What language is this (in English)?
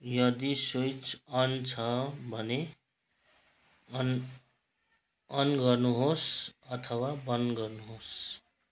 Nepali